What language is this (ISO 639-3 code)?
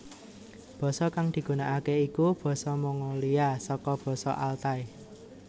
jav